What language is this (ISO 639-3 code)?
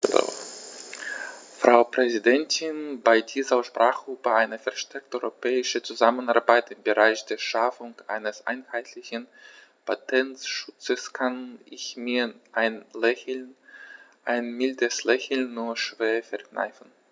deu